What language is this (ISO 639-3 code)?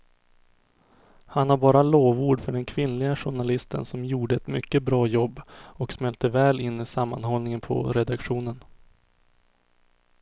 swe